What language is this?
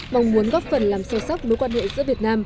Vietnamese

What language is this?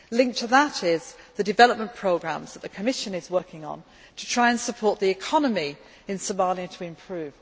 English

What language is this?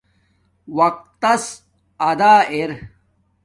Domaaki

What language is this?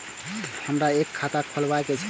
Maithili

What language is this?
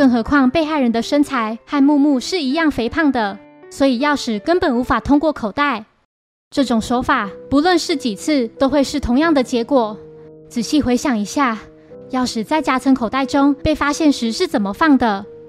Chinese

